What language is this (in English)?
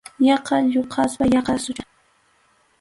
Arequipa-La Unión Quechua